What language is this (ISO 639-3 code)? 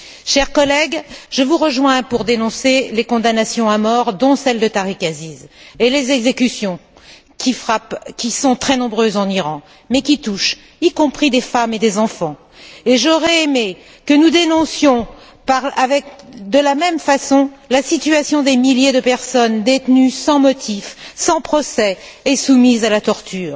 fra